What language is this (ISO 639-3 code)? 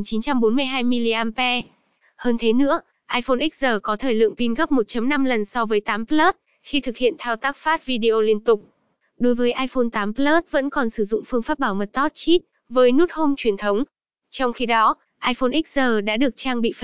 vie